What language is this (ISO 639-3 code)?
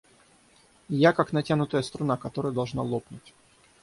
rus